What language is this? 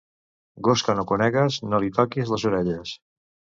Catalan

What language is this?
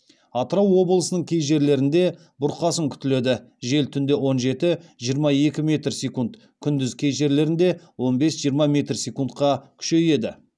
Kazakh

